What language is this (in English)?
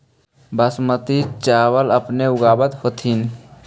Magahi